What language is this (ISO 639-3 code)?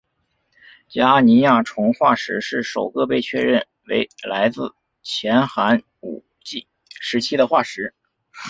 zho